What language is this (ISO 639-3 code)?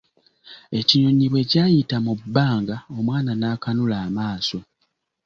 lug